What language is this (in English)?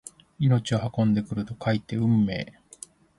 Japanese